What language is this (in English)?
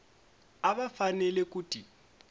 Tsonga